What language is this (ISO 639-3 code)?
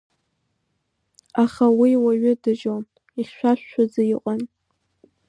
abk